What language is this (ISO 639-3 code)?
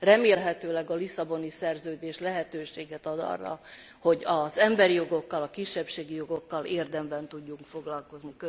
hun